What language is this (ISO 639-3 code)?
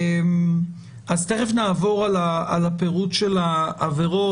heb